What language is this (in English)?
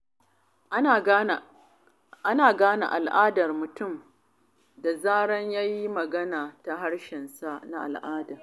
Hausa